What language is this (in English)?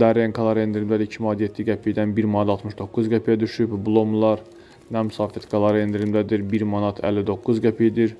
Turkish